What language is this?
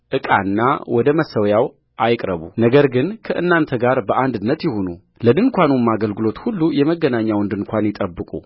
Amharic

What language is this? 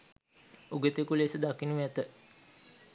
Sinhala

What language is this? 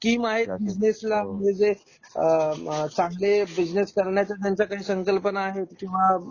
Marathi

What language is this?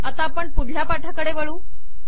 Marathi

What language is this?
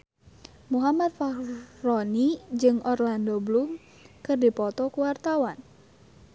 Sundanese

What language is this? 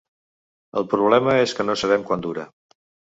Catalan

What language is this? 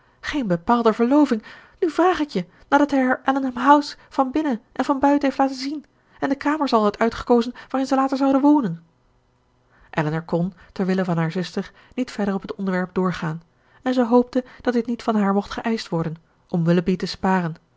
Dutch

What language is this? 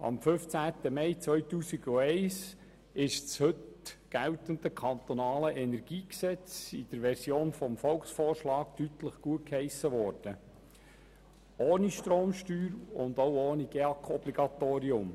Swiss German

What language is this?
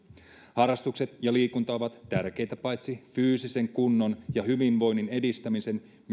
Finnish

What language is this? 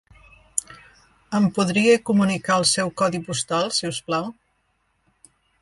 Catalan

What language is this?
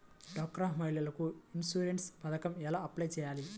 Telugu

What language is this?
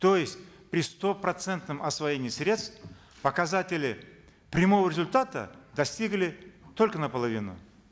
Kazakh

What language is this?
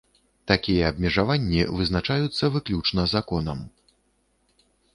Belarusian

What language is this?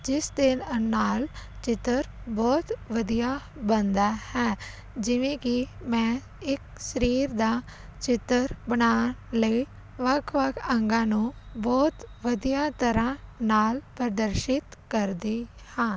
Punjabi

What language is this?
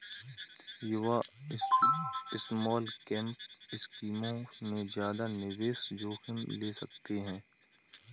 Hindi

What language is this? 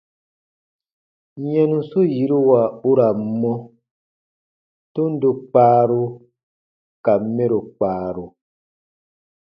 Baatonum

